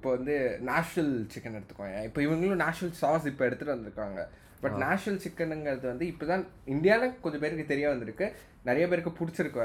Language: Tamil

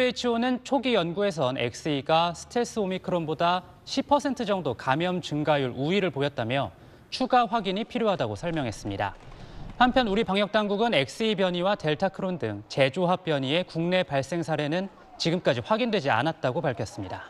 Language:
Korean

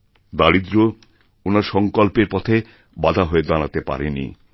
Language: Bangla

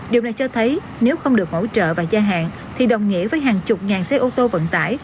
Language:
Vietnamese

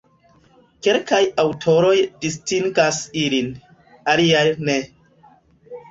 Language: Esperanto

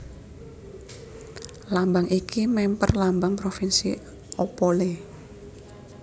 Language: Javanese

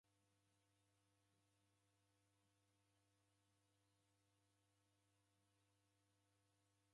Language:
Taita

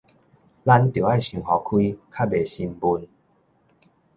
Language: Min Nan Chinese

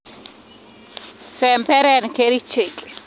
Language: Kalenjin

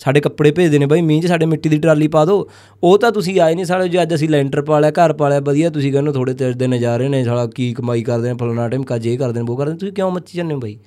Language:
Punjabi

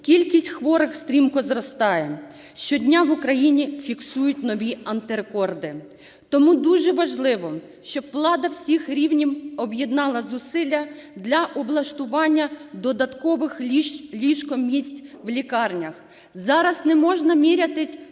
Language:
Ukrainian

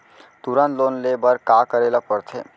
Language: Chhattisgarhi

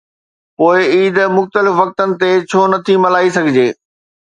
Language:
Sindhi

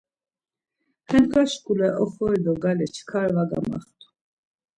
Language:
Laz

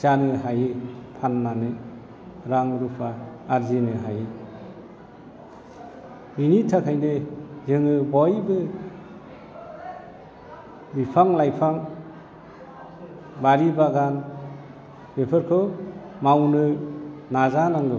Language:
Bodo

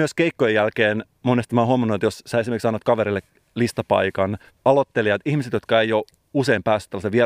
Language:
Finnish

